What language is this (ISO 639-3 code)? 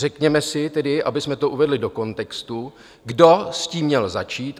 ces